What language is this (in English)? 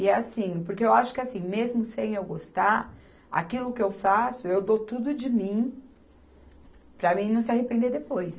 Portuguese